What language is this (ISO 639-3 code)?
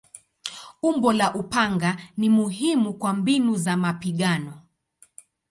swa